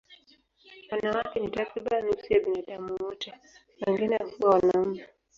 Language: Swahili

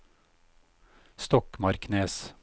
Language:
Norwegian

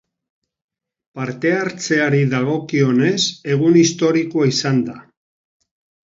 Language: Basque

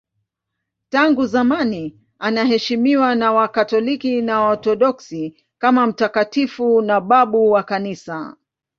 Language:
Swahili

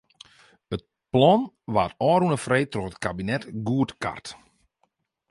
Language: Western Frisian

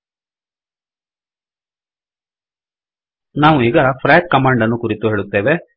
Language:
Kannada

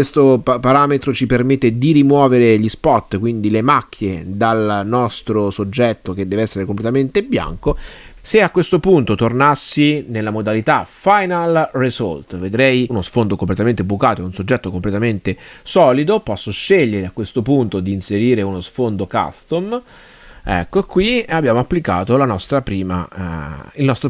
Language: Italian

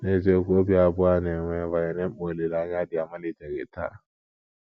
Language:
Igbo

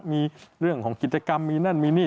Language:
Thai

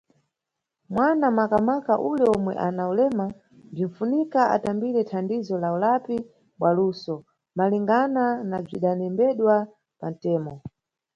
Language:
Nyungwe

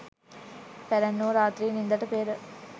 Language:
Sinhala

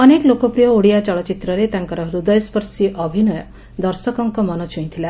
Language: Odia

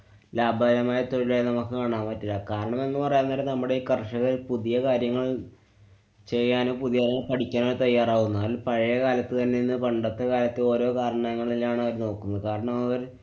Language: Malayalam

